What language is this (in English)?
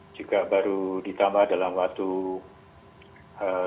Indonesian